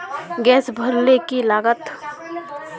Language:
Magahi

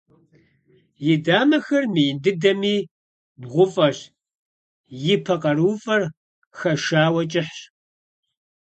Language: Kabardian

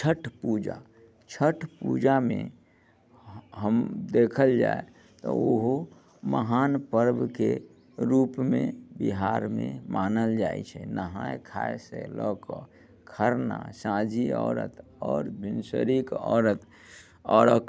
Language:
Maithili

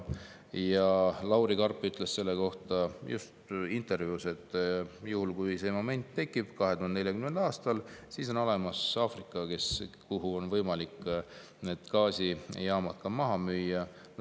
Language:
Estonian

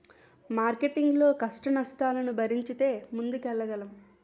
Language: Telugu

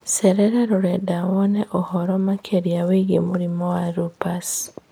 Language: Kikuyu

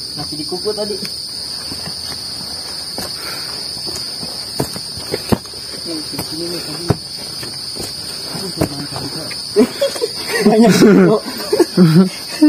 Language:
Indonesian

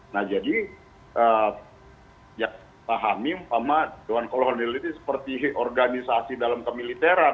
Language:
Indonesian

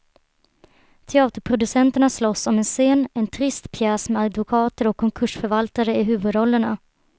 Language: Swedish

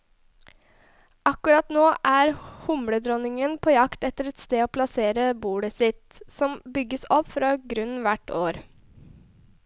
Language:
Norwegian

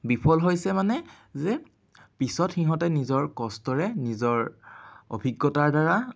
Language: Assamese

